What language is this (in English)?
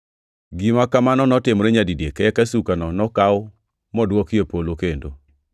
Luo (Kenya and Tanzania)